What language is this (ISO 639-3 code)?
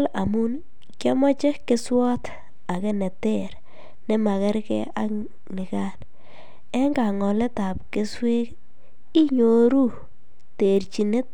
kln